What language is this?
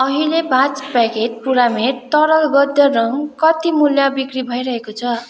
Nepali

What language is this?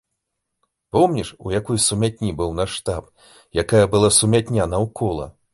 Belarusian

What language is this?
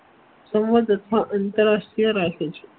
Gujarati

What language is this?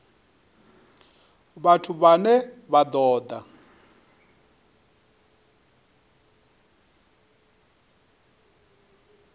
Venda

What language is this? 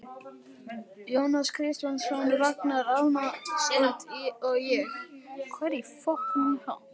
Icelandic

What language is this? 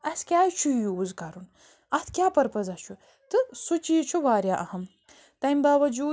Kashmiri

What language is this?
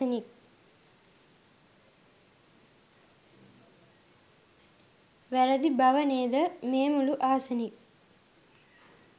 Sinhala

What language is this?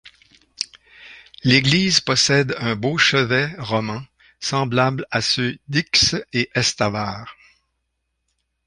French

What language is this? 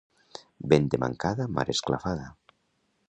Catalan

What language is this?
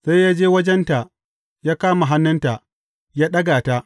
Hausa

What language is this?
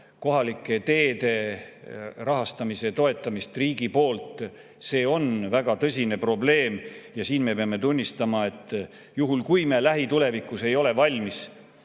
Estonian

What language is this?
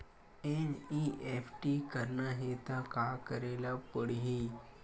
Chhattisgarhi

